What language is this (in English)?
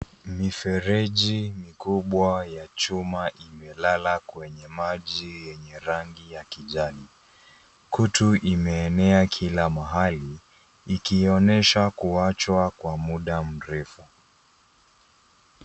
Swahili